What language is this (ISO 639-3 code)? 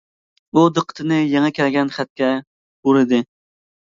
uig